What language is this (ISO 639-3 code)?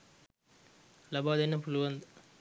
sin